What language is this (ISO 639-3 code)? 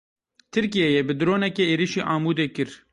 kur